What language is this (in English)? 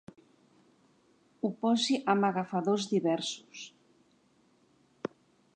Catalan